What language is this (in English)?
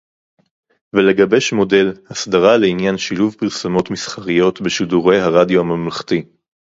Hebrew